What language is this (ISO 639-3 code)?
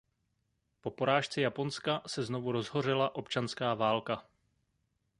ces